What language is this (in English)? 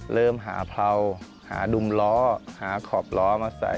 Thai